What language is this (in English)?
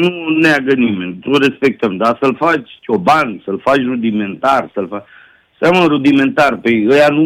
Romanian